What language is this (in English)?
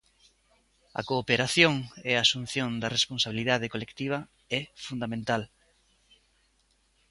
Galician